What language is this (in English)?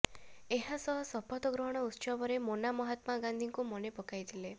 Odia